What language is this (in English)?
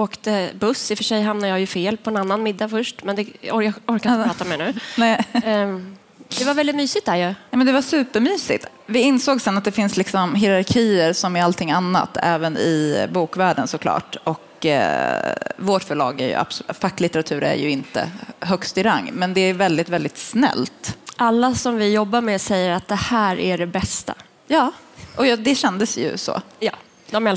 Swedish